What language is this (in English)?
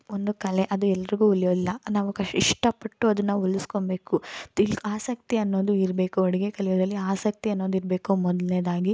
Kannada